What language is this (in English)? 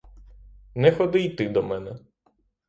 Ukrainian